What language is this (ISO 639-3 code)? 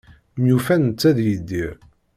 kab